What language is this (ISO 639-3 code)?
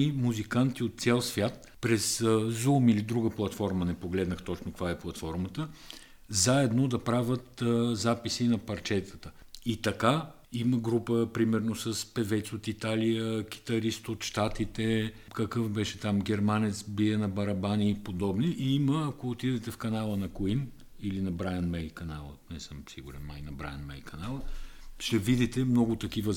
bul